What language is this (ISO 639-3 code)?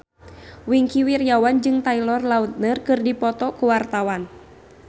sun